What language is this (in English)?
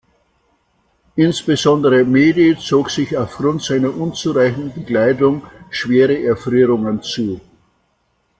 German